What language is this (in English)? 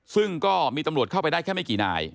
Thai